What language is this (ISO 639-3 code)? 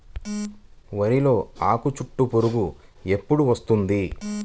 tel